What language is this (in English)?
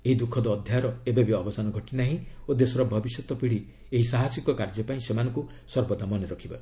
Odia